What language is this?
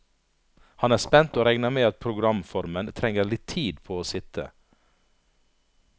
Norwegian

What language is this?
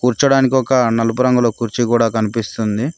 Telugu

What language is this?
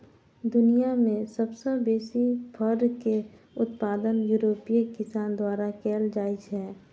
Maithili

